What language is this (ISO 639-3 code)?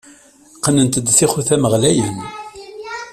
kab